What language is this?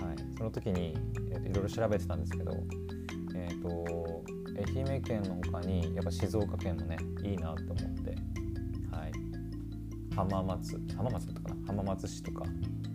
Japanese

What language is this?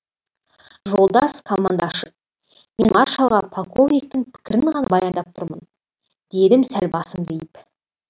Kazakh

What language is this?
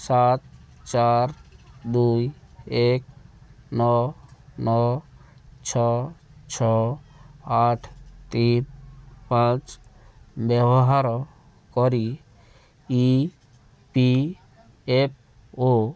Odia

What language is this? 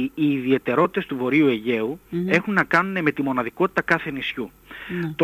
Greek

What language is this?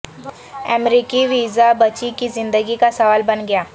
Urdu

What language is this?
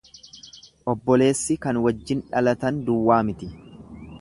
Oromo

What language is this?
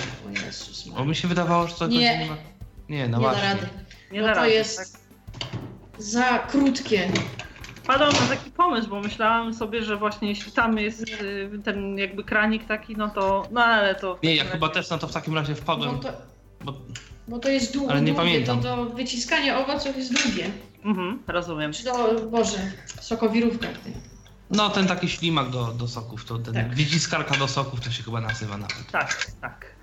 Polish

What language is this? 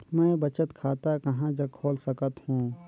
Chhattisgarhi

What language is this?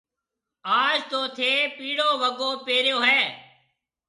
Marwari (Pakistan)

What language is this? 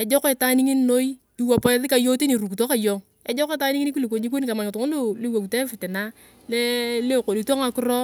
Turkana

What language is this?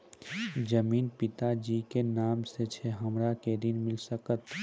Maithili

